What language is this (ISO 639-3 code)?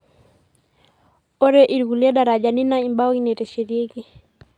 mas